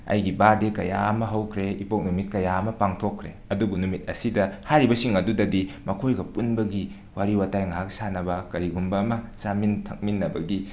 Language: Manipuri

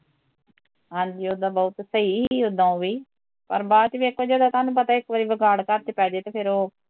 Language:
Punjabi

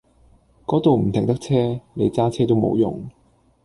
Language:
Cantonese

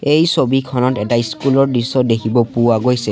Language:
Assamese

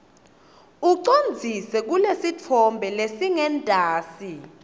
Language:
Swati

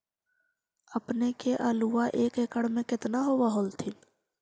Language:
Magahi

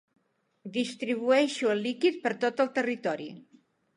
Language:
Catalan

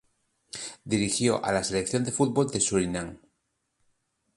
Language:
Spanish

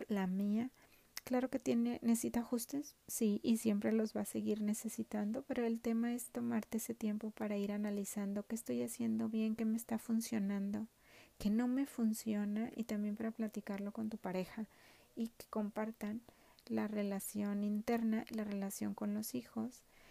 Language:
Spanish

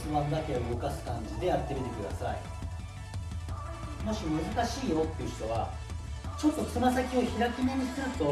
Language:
Japanese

